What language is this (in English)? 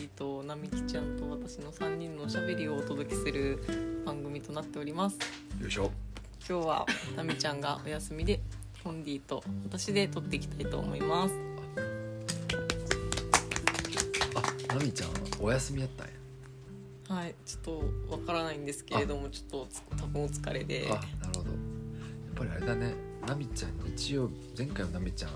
Japanese